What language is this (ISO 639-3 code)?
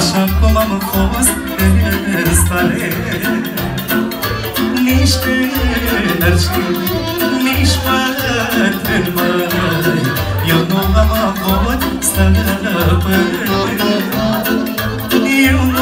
ron